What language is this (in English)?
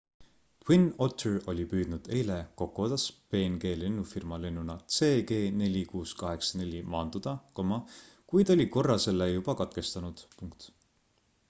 Estonian